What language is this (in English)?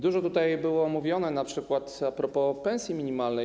Polish